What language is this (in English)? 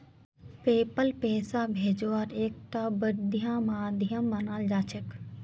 Magahi